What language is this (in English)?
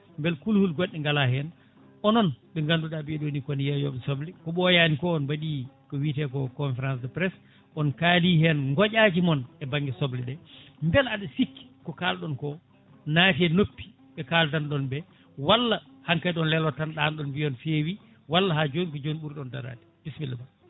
Fula